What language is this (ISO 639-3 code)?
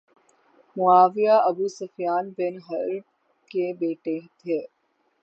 urd